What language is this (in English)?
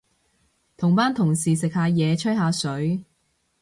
Cantonese